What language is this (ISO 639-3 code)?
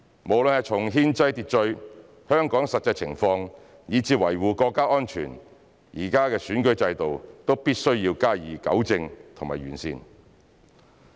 yue